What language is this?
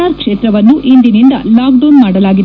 Kannada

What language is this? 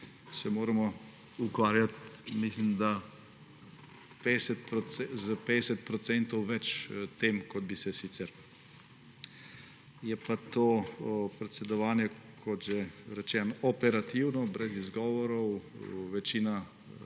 Slovenian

